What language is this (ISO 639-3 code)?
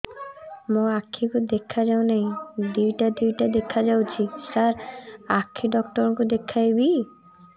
ori